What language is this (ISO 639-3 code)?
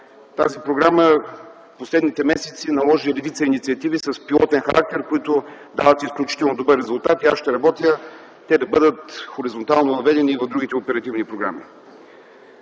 bul